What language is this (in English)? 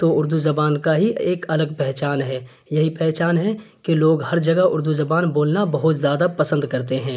Urdu